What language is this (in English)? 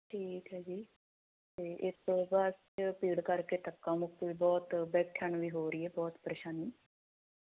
Punjabi